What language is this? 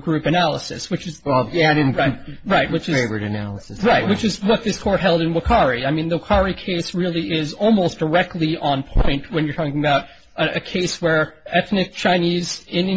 English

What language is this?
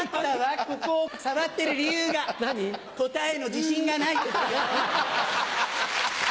Japanese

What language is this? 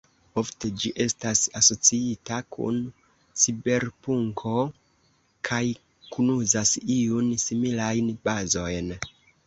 Esperanto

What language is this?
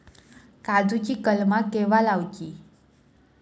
Marathi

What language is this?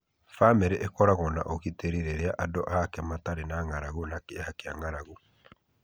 Kikuyu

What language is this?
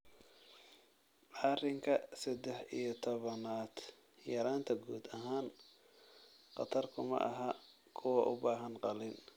Somali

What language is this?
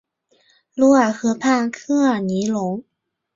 Chinese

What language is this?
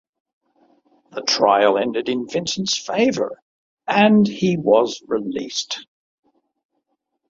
English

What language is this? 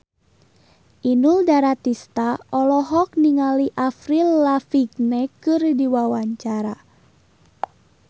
Sundanese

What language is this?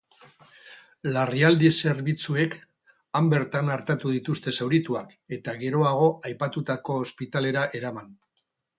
Basque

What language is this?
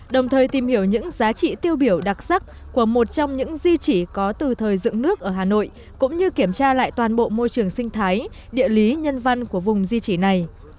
Vietnamese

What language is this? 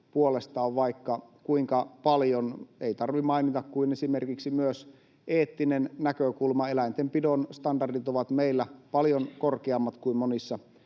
Finnish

